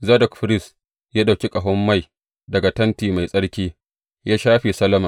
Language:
Hausa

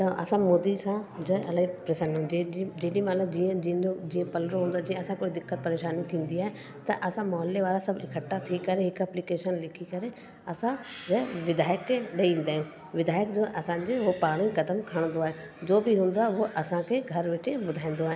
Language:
Sindhi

